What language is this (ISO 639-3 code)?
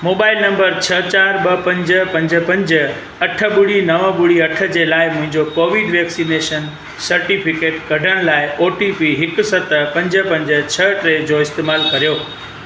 snd